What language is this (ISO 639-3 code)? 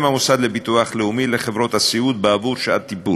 heb